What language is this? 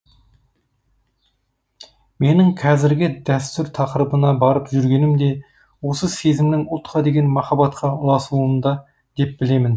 Kazakh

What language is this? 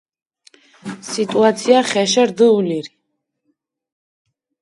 Mingrelian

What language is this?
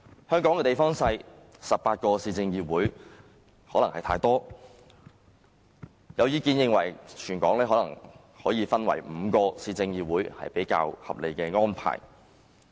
Cantonese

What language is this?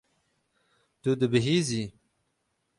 Kurdish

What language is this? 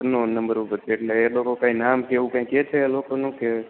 Gujarati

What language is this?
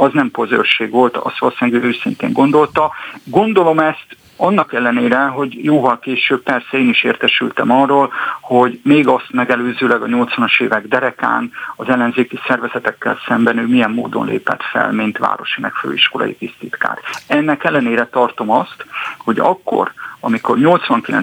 Hungarian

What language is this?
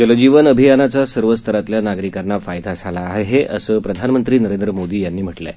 Marathi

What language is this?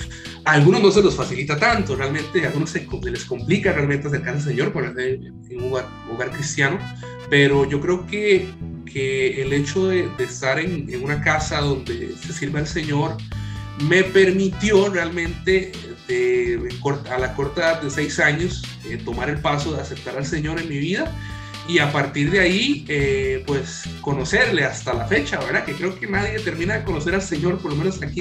Spanish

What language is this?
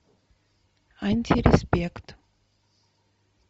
Russian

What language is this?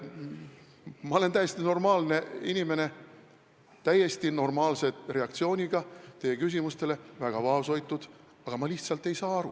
Estonian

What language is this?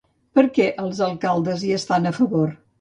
Catalan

